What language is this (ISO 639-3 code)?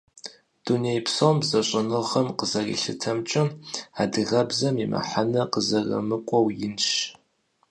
kbd